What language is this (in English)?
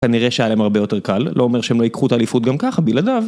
Hebrew